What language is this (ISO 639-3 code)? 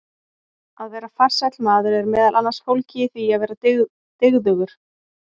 isl